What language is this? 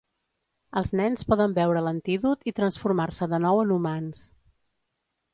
Catalan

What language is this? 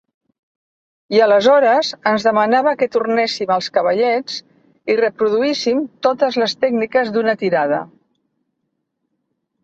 Catalan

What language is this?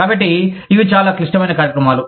Telugu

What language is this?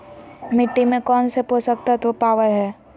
Magahi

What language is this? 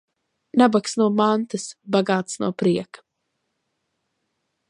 Latvian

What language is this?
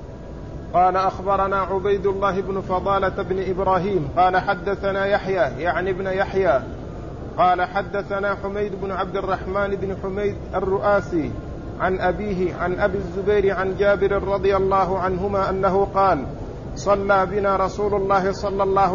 Arabic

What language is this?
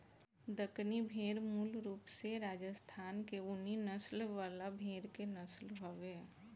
Bhojpuri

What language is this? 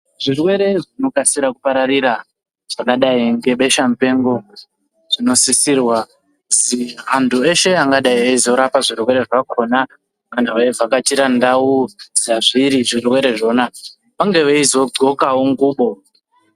Ndau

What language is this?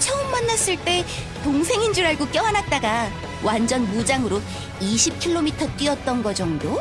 Korean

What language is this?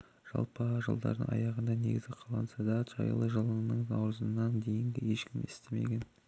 Kazakh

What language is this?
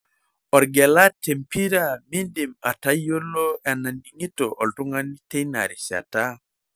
Masai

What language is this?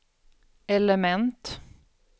Swedish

